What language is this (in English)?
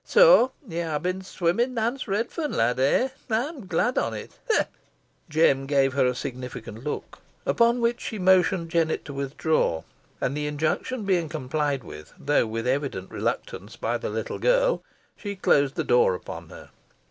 English